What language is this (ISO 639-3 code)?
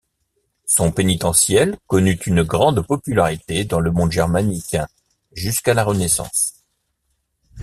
fra